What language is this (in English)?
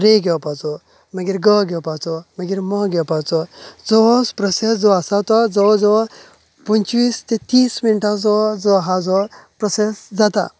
Konkani